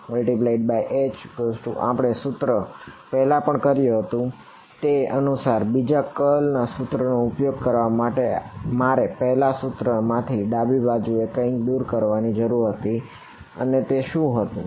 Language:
Gujarati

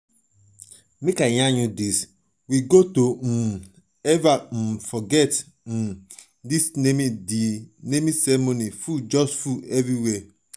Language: Nigerian Pidgin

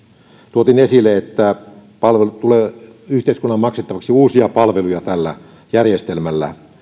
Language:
Finnish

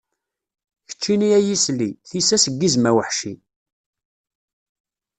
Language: Kabyle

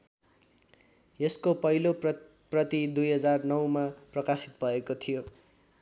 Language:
Nepali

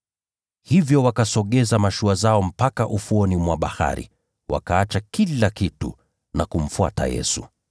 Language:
Swahili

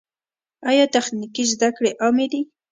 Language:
Pashto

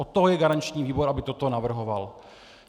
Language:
Czech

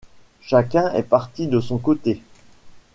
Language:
French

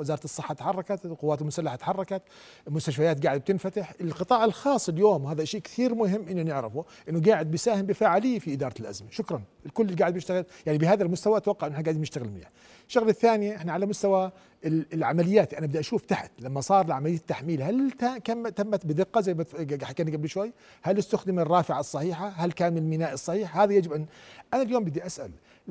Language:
Arabic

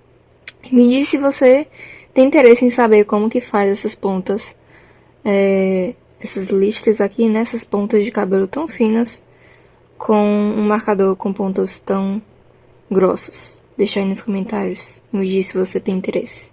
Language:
Portuguese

